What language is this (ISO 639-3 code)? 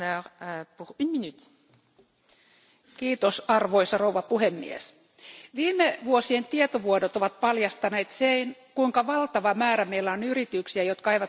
fin